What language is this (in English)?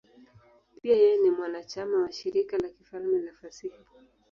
Swahili